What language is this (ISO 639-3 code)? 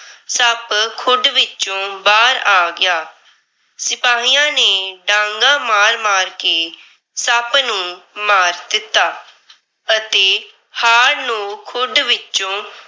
pan